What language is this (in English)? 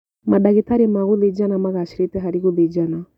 Kikuyu